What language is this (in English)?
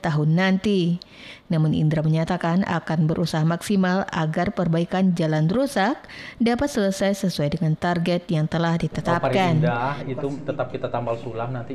Indonesian